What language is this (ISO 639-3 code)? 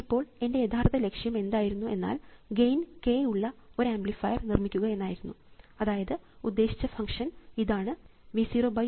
mal